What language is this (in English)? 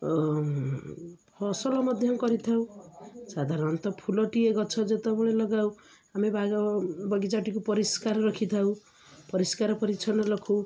Odia